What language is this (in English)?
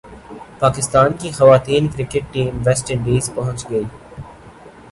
Urdu